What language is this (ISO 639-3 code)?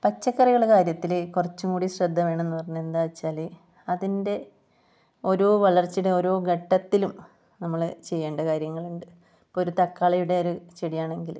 mal